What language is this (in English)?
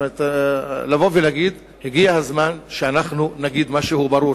Hebrew